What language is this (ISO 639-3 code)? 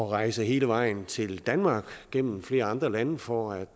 dan